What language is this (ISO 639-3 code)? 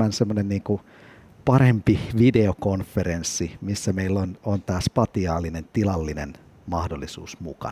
fin